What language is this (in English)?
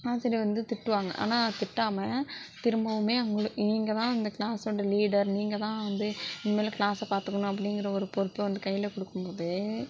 Tamil